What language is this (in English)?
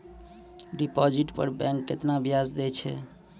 Maithili